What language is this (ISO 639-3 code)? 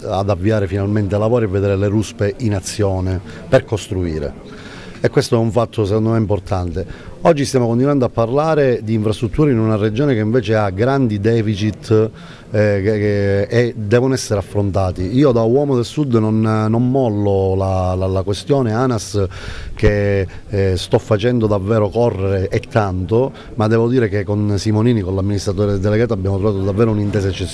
ita